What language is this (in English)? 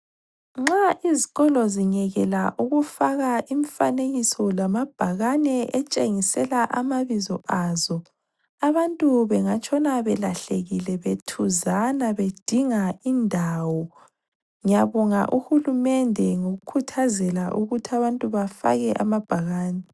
North Ndebele